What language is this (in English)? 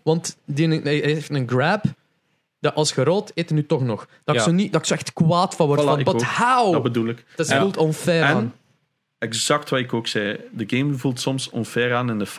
Dutch